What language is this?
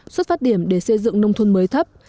Vietnamese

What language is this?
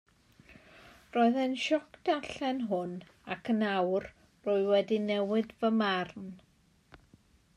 Welsh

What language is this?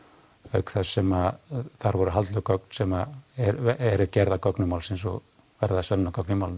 Icelandic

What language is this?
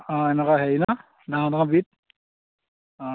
Assamese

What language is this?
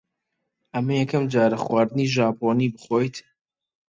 Central Kurdish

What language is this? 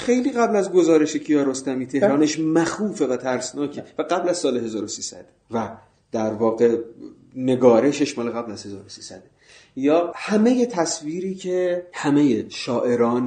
Persian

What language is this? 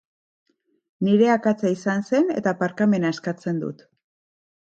Basque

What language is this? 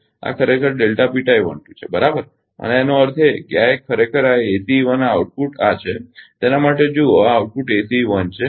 Gujarati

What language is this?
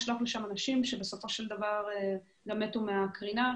Hebrew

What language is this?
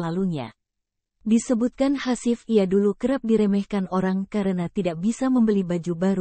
Indonesian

